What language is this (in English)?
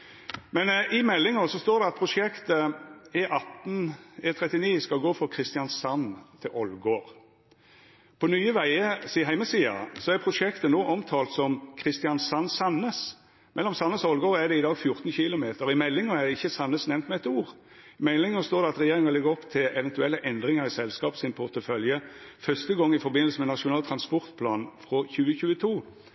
Norwegian Nynorsk